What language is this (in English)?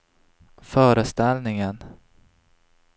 Swedish